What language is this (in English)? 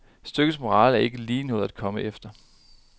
Danish